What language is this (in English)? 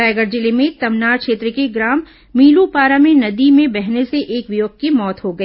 Hindi